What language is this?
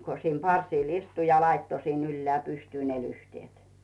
Finnish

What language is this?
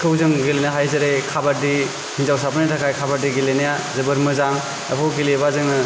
Bodo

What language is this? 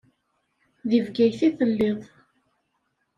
Kabyle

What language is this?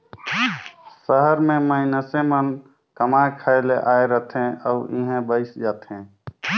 Chhattisgarhi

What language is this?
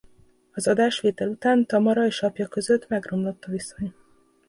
Hungarian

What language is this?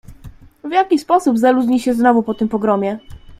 Polish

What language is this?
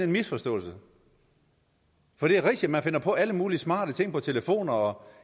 Danish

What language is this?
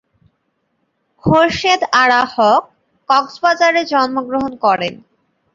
Bangla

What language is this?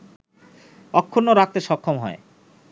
Bangla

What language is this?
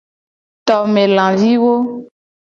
Gen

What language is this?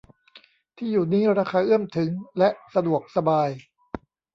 Thai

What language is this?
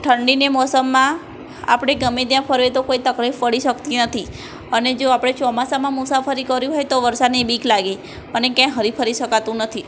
Gujarati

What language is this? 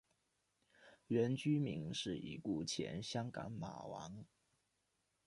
Chinese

